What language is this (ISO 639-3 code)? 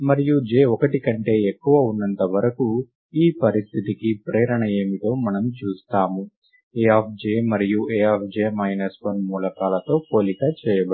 tel